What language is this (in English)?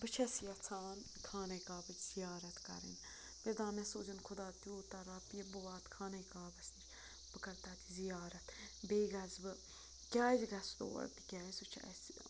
Kashmiri